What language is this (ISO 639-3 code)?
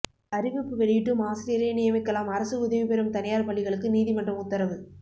tam